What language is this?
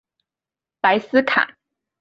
Chinese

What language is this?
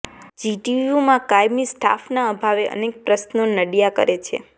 Gujarati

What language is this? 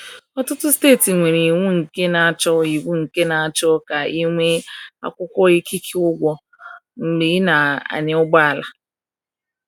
Igbo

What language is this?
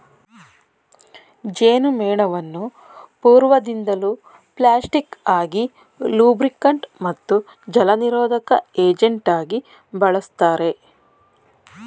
Kannada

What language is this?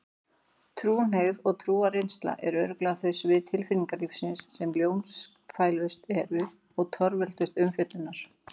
Icelandic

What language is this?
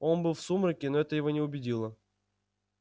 Russian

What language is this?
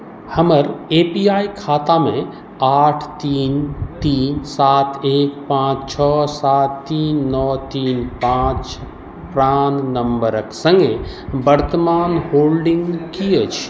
Maithili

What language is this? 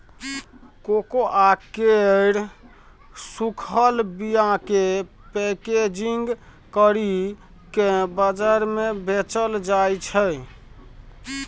Maithili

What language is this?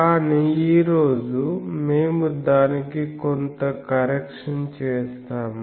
Telugu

